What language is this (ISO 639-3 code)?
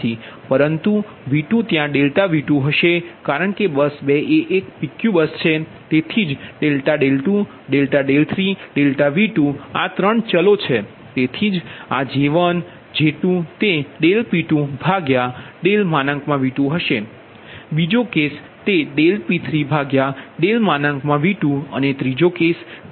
guj